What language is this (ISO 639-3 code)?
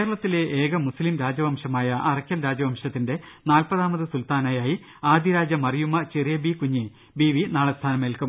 mal